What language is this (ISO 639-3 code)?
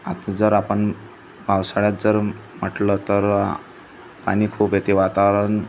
mar